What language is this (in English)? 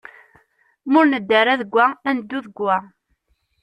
Kabyle